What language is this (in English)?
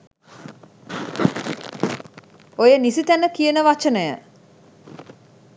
Sinhala